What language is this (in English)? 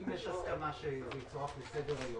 Hebrew